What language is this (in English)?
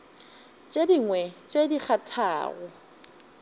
Northern Sotho